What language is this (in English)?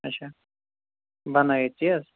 Kashmiri